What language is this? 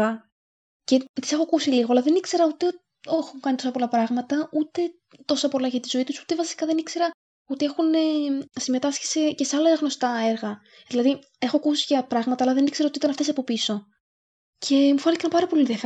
Greek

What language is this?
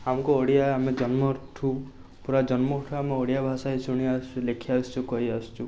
Odia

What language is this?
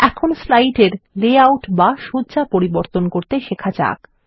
Bangla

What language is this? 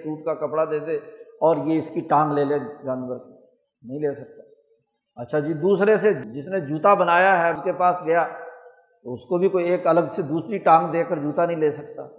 Urdu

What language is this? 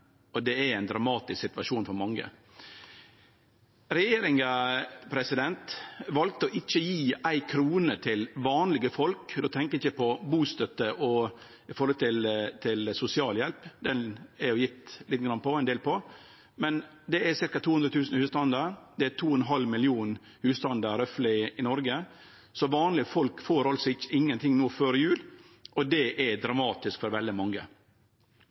Norwegian Nynorsk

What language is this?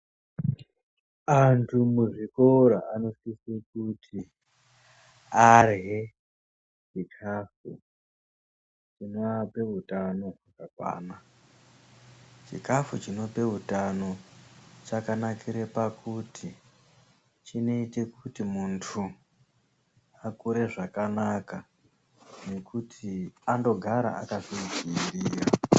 Ndau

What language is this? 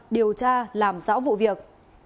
Vietnamese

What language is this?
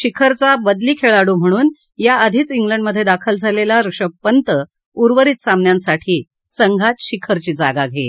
Marathi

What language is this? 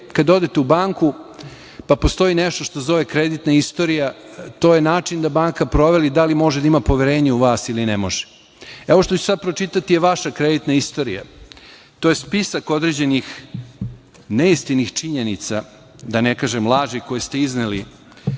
Serbian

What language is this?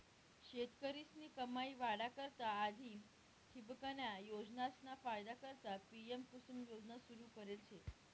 Marathi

